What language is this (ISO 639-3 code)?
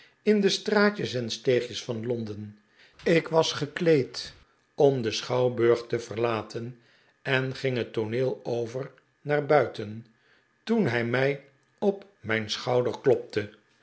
nld